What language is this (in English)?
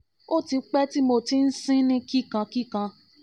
Yoruba